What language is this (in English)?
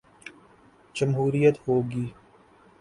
Urdu